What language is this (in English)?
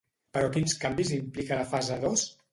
Catalan